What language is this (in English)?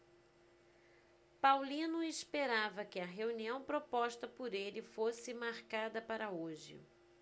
Portuguese